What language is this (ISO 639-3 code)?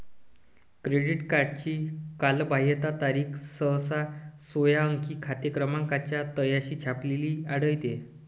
mar